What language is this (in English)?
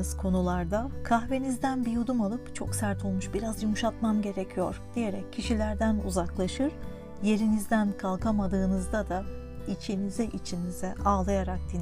Turkish